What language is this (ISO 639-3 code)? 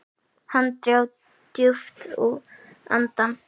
isl